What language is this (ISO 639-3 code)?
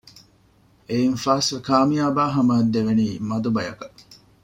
div